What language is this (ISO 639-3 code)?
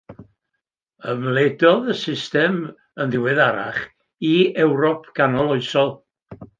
cym